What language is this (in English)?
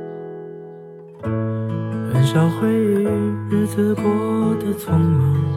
Chinese